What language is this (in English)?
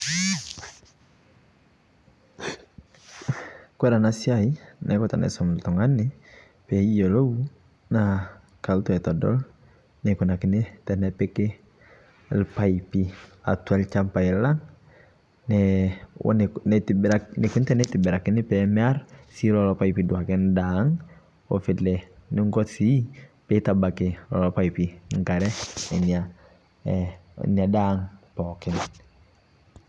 Masai